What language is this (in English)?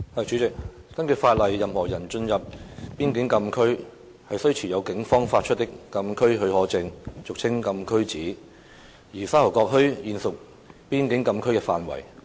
Cantonese